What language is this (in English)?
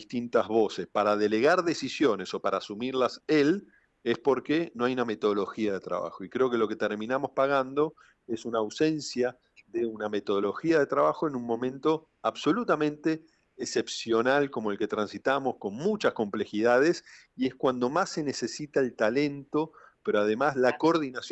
Spanish